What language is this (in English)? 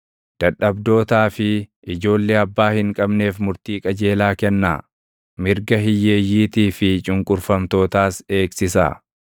Oromo